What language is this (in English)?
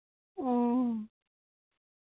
Santali